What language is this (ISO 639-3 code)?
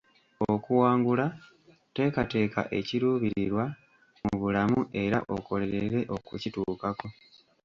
lug